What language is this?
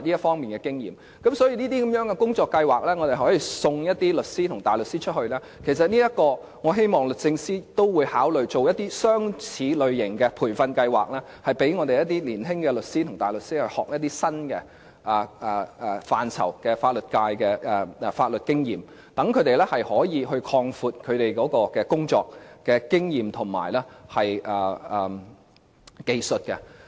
Cantonese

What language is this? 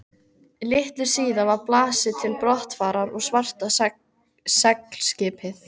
Icelandic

